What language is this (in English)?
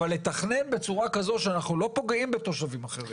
Hebrew